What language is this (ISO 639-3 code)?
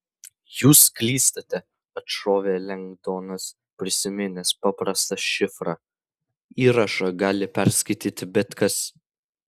lit